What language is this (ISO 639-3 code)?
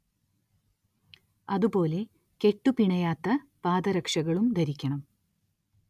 mal